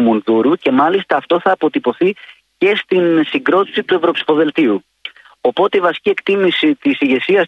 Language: Greek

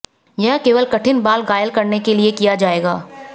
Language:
Hindi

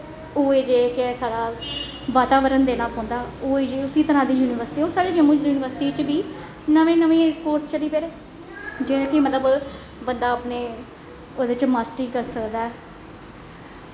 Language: Dogri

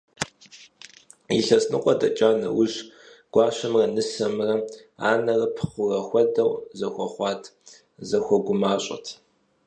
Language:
Kabardian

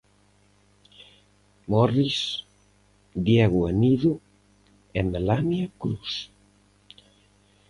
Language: Galician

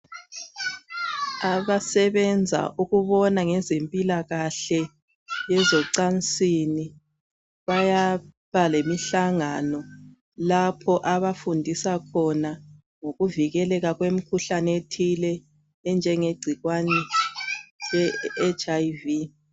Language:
North Ndebele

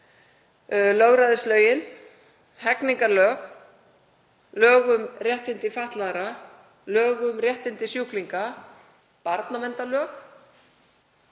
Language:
Icelandic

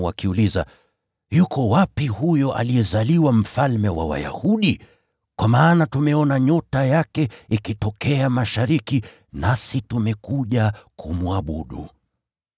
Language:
Swahili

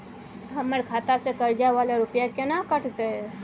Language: Maithili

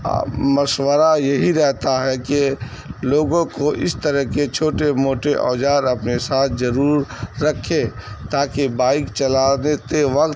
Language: Urdu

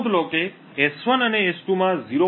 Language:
Gujarati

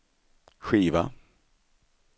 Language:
Swedish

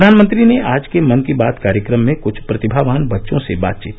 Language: Hindi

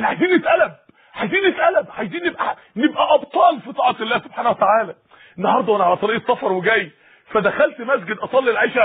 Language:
Arabic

